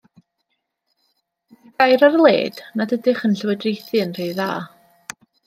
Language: Welsh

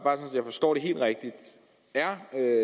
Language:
Danish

